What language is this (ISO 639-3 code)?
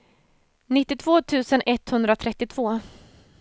swe